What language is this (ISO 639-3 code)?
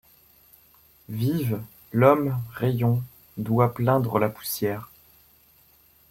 fra